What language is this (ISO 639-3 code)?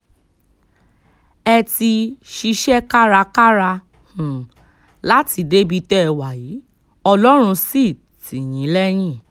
yor